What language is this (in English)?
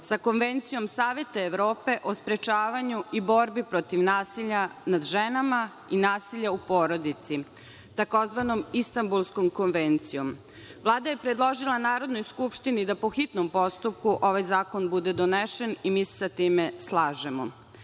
Serbian